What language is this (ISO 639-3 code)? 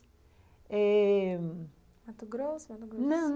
por